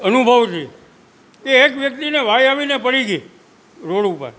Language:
Gujarati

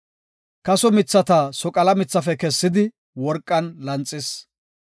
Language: Gofa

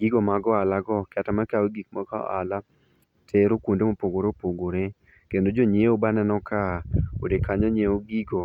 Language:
Luo (Kenya and Tanzania)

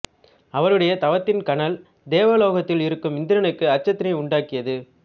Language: Tamil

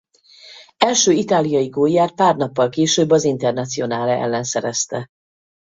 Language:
Hungarian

